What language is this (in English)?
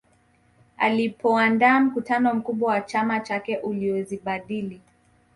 Swahili